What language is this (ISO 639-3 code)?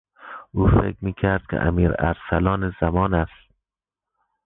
fas